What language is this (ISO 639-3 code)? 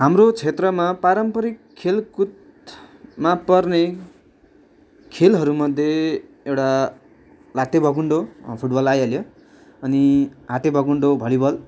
nep